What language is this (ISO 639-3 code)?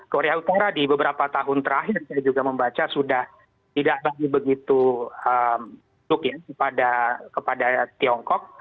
ind